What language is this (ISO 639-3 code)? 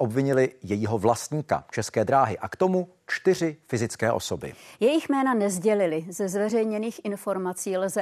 ces